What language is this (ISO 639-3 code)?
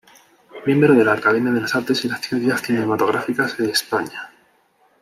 spa